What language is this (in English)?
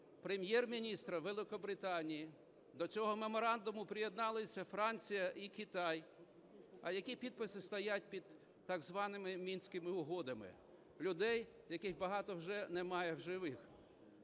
Ukrainian